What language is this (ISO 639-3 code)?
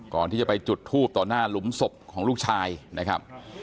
tha